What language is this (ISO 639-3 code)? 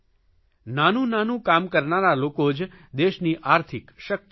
guj